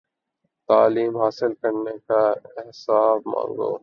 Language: Urdu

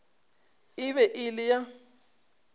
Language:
Northern Sotho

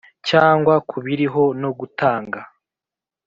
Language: Kinyarwanda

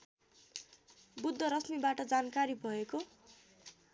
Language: Nepali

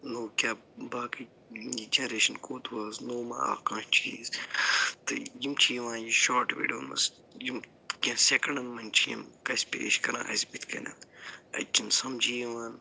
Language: Kashmiri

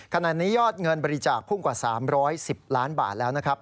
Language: Thai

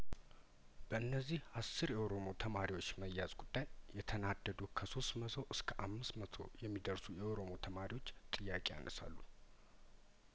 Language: Amharic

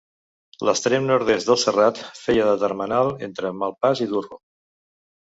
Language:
Catalan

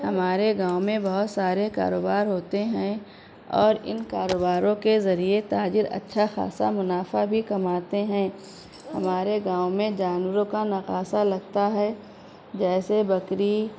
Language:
Urdu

